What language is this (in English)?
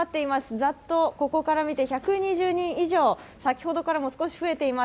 Japanese